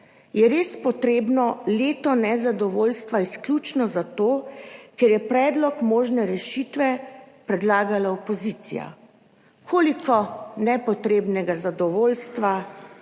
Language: Slovenian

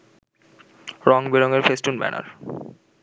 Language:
Bangla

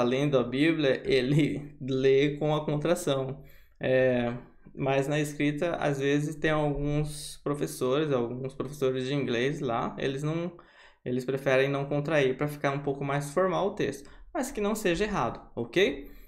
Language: Portuguese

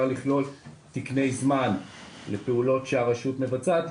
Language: Hebrew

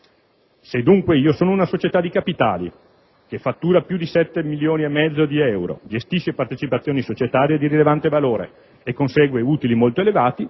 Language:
Italian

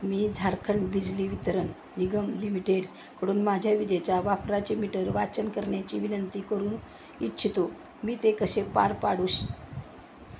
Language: Marathi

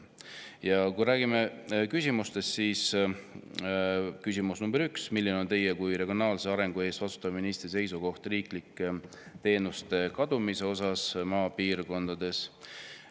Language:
Estonian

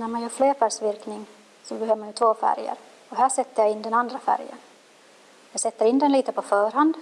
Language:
Swedish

